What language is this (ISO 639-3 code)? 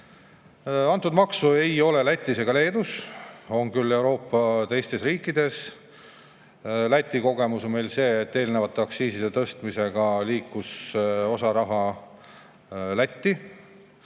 est